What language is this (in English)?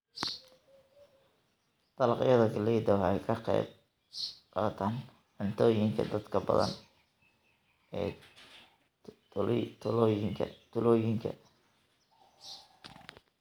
Somali